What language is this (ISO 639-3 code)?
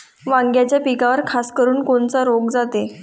mar